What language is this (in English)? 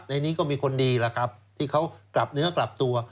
Thai